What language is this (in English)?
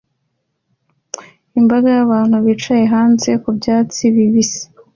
Kinyarwanda